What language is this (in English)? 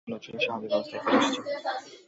Bangla